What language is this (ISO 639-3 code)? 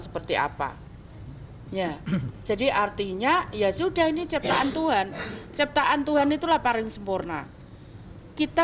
ind